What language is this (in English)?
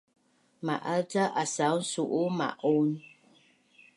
Bunun